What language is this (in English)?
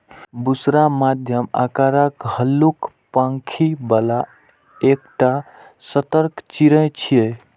Maithili